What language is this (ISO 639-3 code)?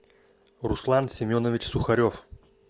rus